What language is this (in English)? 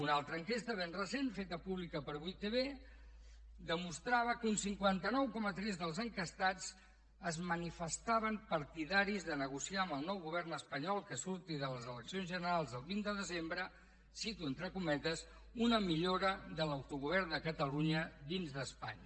Catalan